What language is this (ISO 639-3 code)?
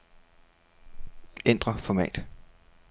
dan